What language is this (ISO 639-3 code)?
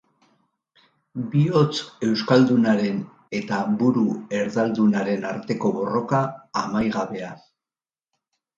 eus